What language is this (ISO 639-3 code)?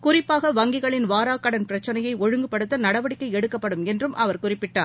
tam